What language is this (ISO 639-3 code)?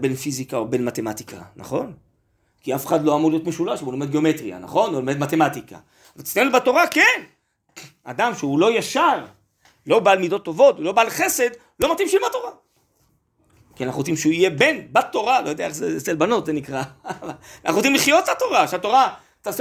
heb